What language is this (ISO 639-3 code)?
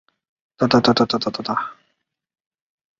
zho